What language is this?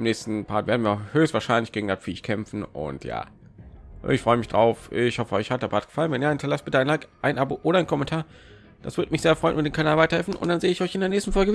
German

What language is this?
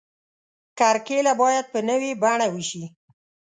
Pashto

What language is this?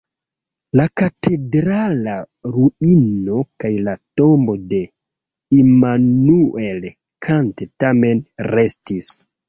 Esperanto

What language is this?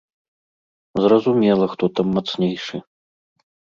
Belarusian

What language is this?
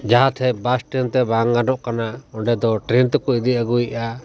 Santali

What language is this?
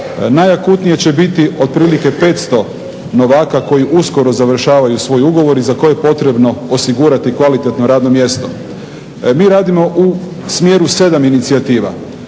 Croatian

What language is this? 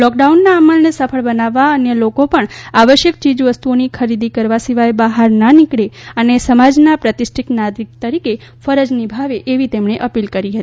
Gujarati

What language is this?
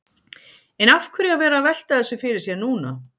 Icelandic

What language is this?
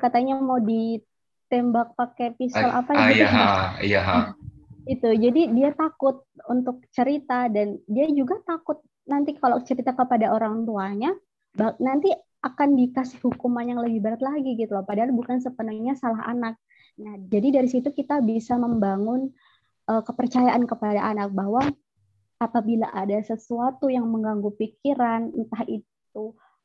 Indonesian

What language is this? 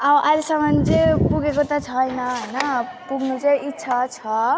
Nepali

